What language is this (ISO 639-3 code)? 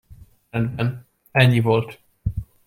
hun